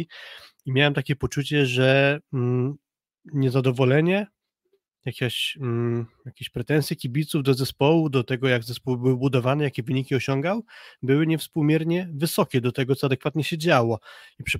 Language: Polish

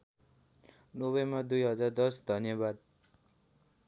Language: Nepali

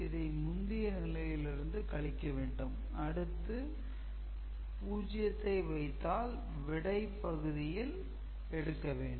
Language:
Tamil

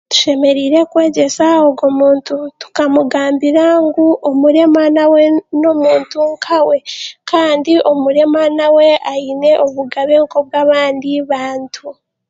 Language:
Chiga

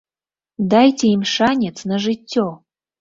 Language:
Belarusian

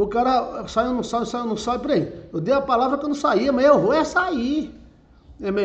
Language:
Portuguese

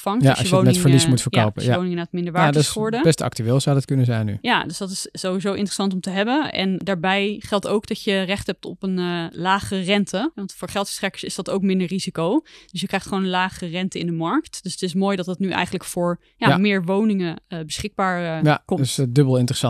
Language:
Dutch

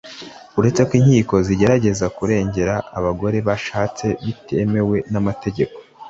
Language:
Kinyarwanda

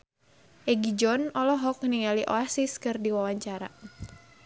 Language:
Sundanese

